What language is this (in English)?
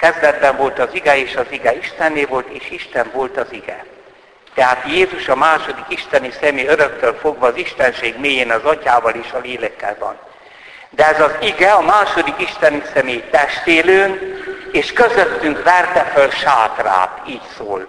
Hungarian